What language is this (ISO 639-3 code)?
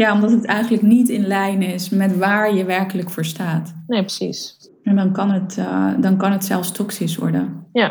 nld